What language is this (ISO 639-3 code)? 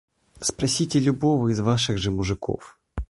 rus